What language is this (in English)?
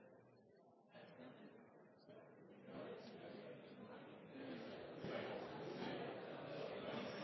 Norwegian Bokmål